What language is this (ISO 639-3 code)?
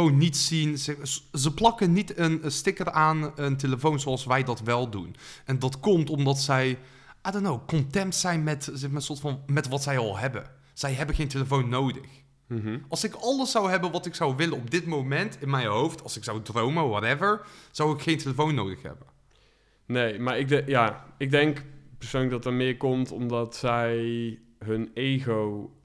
nld